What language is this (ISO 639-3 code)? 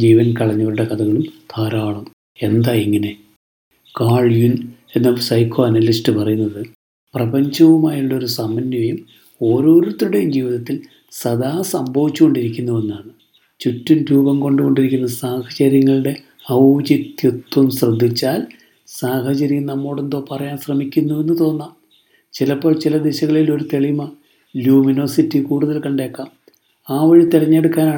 mal